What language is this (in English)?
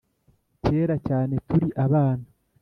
Kinyarwanda